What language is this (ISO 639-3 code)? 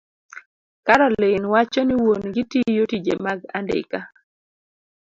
luo